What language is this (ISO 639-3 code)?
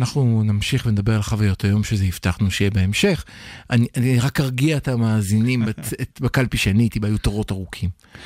heb